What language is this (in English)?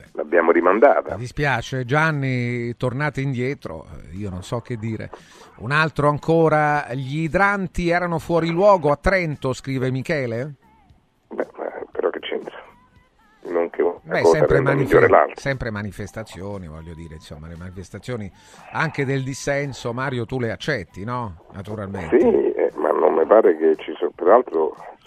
Italian